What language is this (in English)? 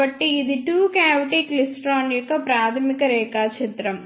Telugu